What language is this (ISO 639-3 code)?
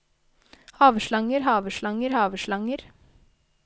nor